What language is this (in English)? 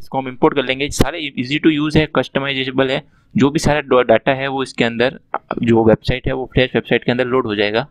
Hindi